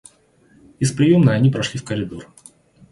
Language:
Russian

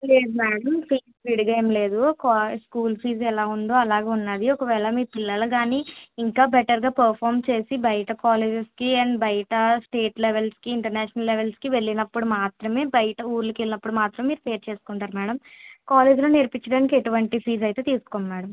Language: Telugu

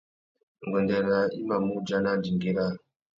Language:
Tuki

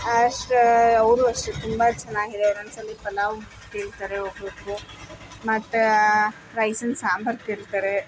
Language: Kannada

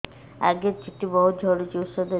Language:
Odia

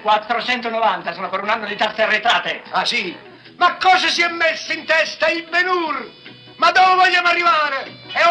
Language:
Italian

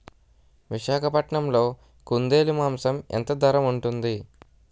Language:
Telugu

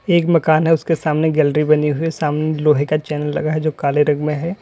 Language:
Hindi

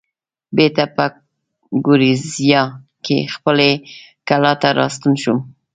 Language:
Pashto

